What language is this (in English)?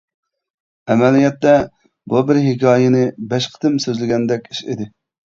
Uyghur